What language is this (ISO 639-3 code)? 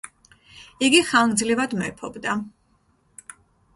kat